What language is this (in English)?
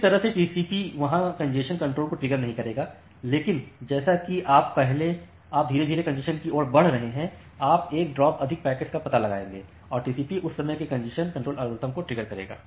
Hindi